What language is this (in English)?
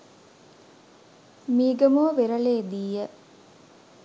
Sinhala